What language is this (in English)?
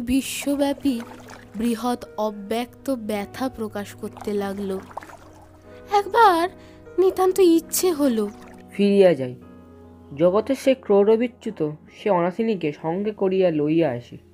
Bangla